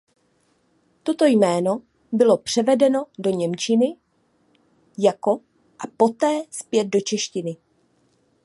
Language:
Czech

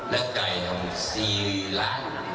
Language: Thai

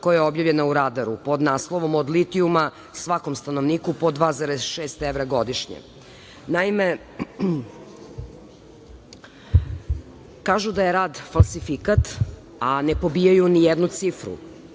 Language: Serbian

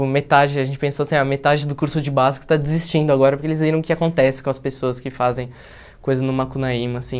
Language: Portuguese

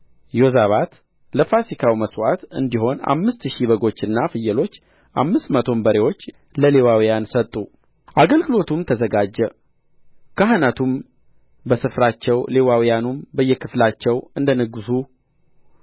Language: Amharic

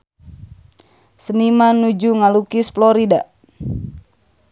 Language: Sundanese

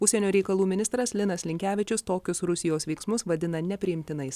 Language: Lithuanian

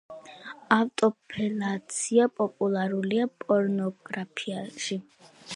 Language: Georgian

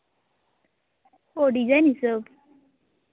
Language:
Santali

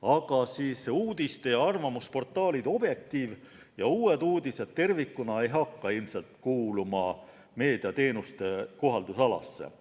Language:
Estonian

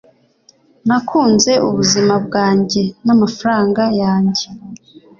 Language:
Kinyarwanda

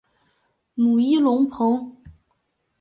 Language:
Chinese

